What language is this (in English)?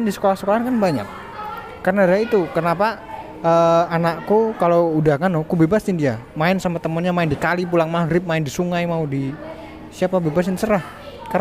Indonesian